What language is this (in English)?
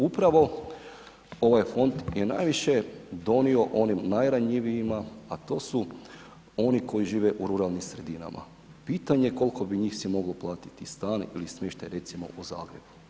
Croatian